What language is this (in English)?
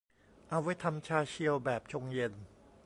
Thai